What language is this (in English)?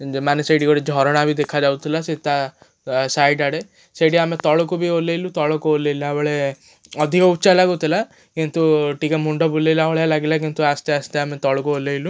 Odia